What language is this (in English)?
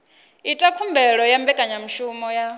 Venda